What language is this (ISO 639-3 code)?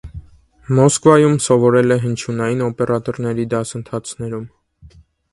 hye